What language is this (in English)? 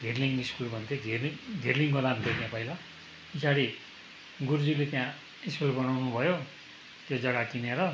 Nepali